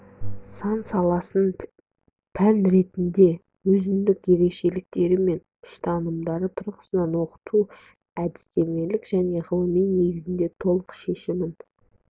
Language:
Kazakh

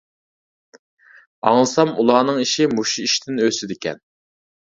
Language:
Uyghur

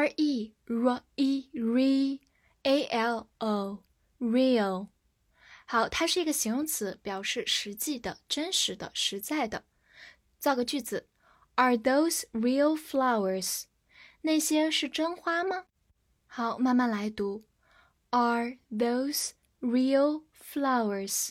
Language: Chinese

